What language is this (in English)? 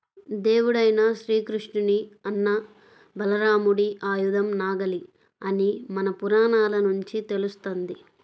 Telugu